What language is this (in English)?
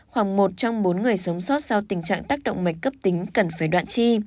Vietnamese